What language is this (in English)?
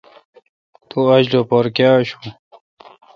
Kalkoti